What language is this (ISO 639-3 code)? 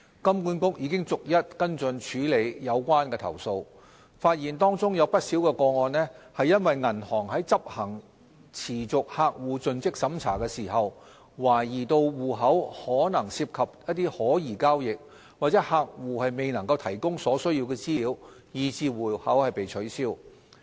yue